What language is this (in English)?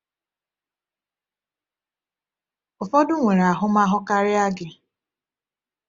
Igbo